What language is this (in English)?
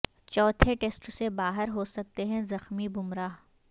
Urdu